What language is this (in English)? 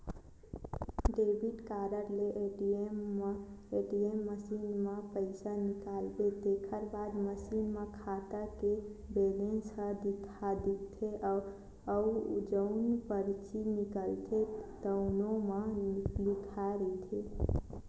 Chhattisgarhi